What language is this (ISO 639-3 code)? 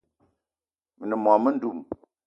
eto